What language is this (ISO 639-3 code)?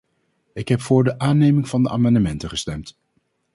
nld